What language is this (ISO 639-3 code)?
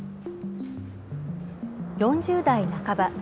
jpn